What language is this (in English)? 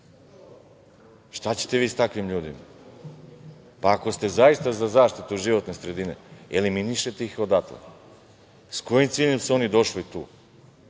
Serbian